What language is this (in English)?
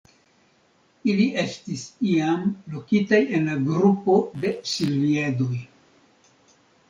Esperanto